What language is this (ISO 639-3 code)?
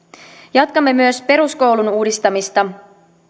fin